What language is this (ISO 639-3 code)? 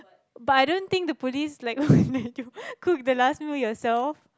eng